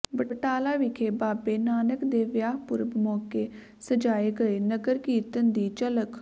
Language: Punjabi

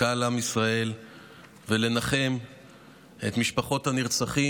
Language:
Hebrew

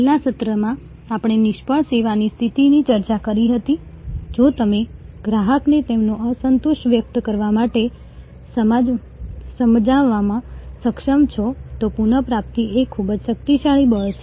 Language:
Gujarati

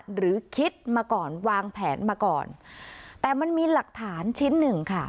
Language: Thai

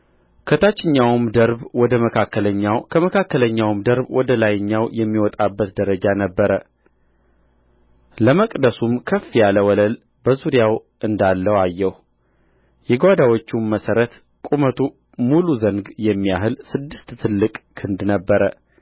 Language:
Amharic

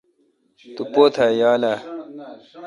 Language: Kalkoti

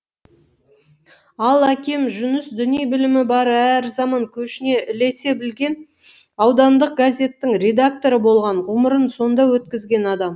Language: Kazakh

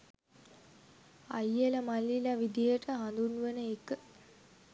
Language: Sinhala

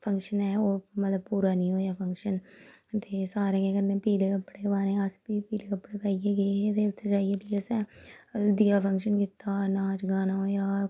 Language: Dogri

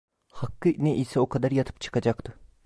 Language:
Turkish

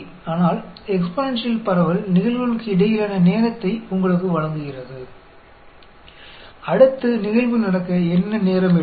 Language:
Tamil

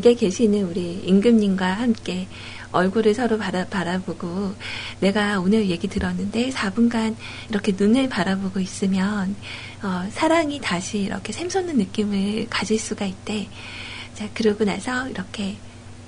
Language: Korean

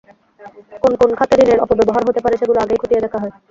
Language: Bangla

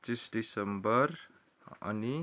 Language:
Nepali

